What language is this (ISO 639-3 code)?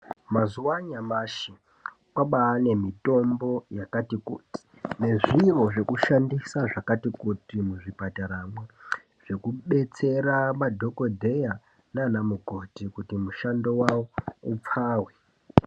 ndc